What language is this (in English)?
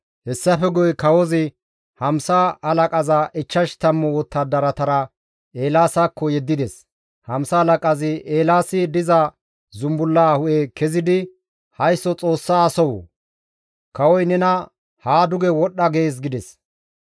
Gamo